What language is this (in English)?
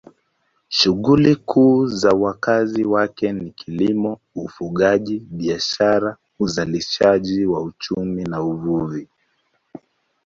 Swahili